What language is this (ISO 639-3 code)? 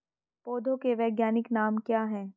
hin